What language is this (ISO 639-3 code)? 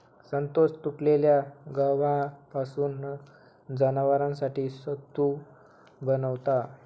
mar